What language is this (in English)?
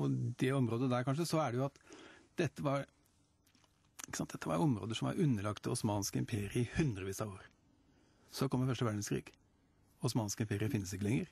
Norwegian